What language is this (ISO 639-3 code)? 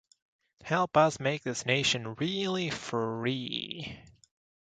eng